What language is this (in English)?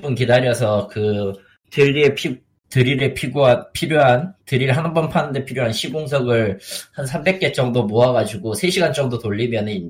Korean